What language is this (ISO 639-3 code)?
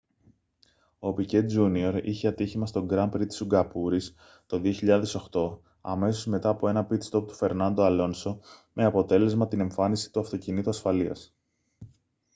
ell